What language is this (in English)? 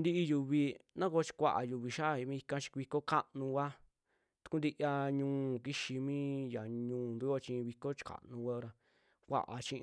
Western Juxtlahuaca Mixtec